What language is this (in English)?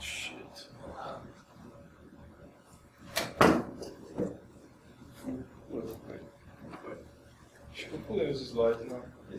Portuguese